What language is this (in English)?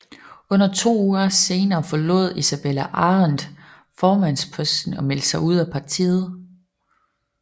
Danish